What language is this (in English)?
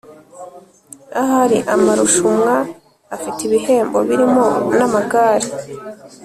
Kinyarwanda